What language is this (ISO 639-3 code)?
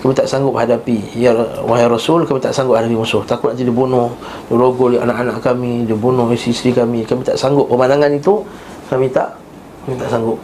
msa